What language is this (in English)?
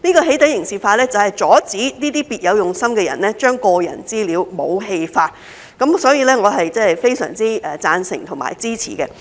Cantonese